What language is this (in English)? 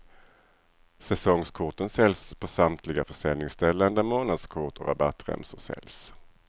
Swedish